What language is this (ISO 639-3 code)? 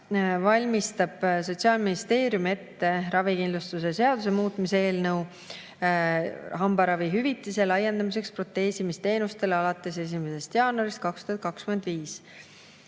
est